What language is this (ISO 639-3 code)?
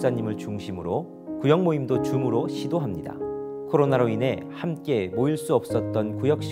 kor